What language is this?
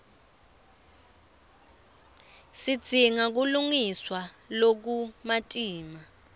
Swati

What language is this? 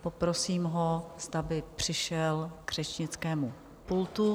Czech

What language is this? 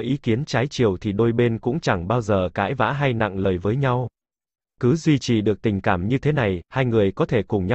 Vietnamese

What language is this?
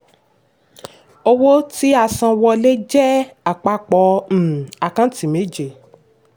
Yoruba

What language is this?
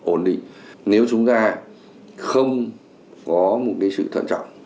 Vietnamese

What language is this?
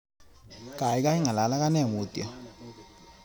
Kalenjin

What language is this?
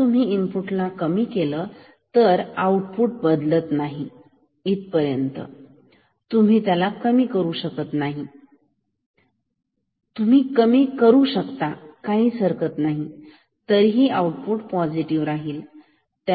Marathi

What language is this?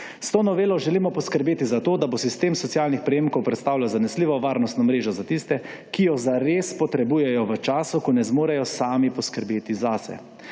Slovenian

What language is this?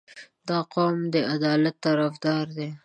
Pashto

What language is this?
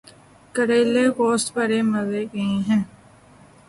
Urdu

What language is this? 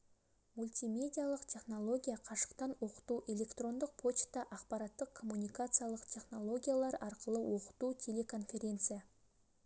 Kazakh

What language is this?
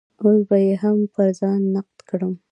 Pashto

